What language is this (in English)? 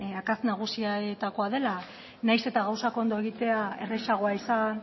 Basque